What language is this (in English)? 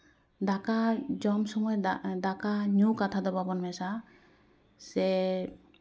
Santali